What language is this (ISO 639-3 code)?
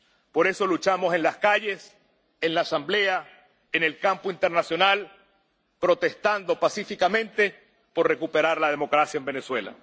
spa